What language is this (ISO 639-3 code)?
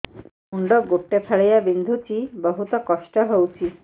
ori